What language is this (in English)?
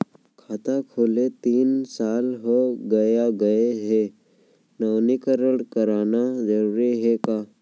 Chhattisgarhi